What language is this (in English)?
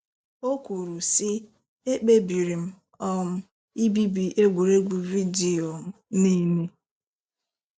Igbo